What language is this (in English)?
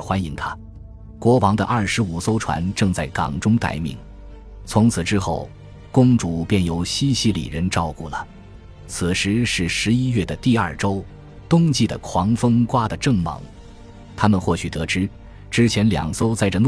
Chinese